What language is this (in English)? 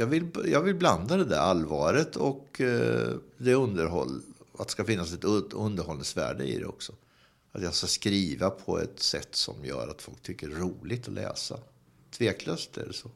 Swedish